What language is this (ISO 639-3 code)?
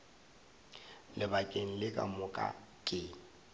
nso